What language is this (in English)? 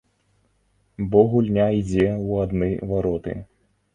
Belarusian